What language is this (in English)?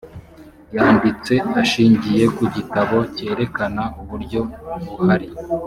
Kinyarwanda